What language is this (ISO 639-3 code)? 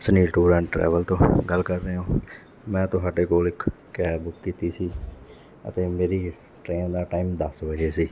pan